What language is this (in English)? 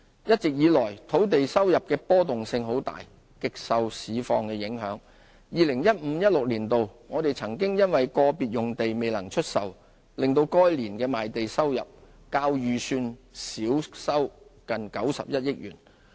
Cantonese